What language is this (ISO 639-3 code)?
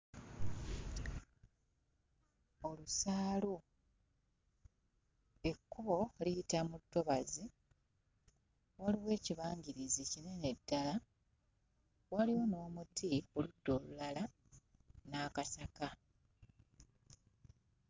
lug